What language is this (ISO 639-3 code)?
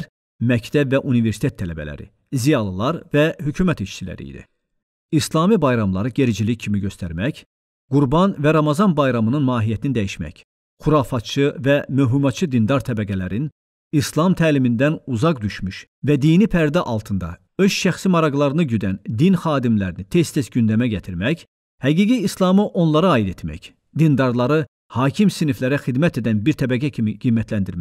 tur